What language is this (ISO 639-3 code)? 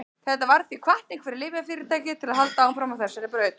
isl